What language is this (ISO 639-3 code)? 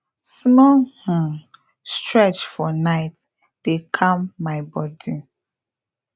pcm